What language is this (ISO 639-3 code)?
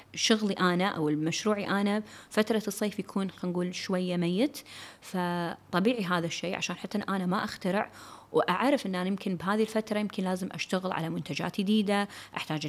ara